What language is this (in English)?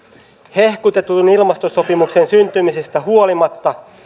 Finnish